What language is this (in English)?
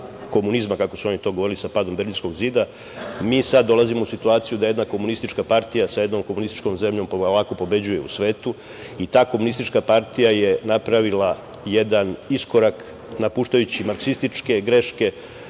Serbian